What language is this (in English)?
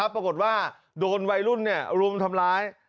Thai